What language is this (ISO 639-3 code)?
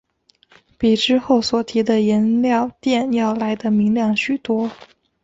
zho